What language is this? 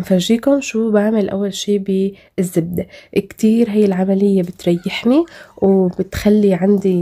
Arabic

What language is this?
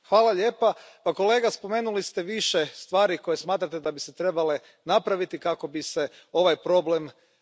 Croatian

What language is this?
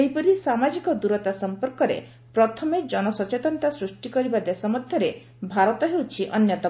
Odia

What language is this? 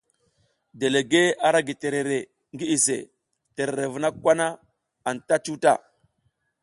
South Giziga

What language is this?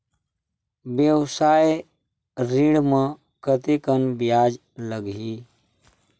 Chhattisgarhi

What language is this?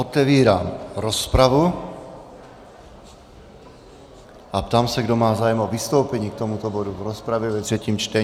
Czech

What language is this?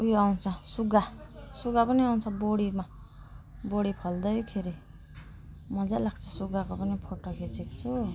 Nepali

